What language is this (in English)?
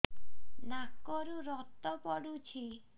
Odia